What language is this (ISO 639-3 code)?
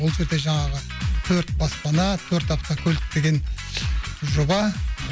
kaz